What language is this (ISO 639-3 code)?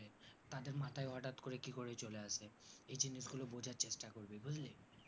ben